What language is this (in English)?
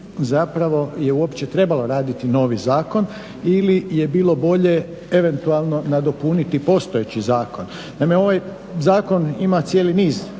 Croatian